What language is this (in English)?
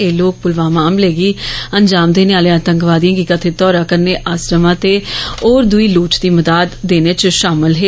Dogri